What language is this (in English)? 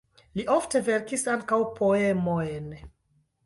Esperanto